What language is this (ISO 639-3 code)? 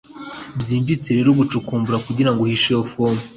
kin